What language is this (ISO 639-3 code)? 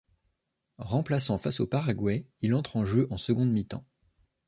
fra